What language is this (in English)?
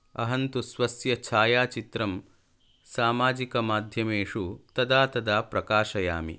Sanskrit